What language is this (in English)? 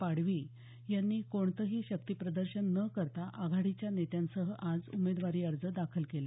Marathi